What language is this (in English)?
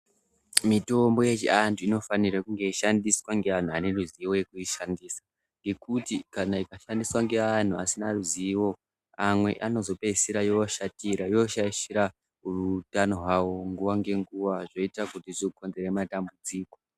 Ndau